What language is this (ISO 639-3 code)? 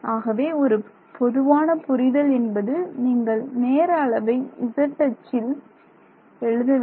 tam